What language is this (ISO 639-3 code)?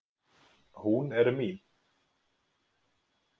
isl